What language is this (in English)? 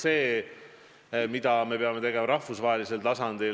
Estonian